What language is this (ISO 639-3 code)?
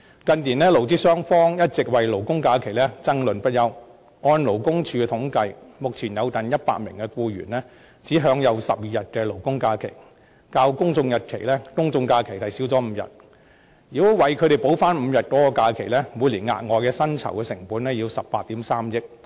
yue